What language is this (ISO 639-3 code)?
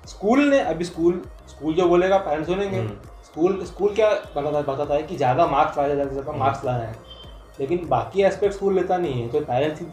hin